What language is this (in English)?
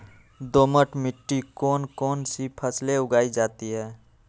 Magahi